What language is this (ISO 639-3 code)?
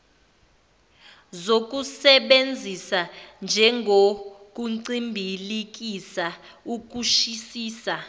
zul